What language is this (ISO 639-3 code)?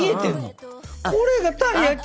jpn